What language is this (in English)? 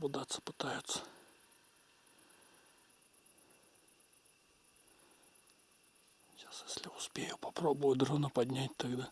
Russian